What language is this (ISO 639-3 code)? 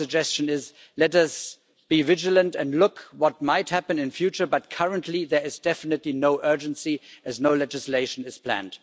eng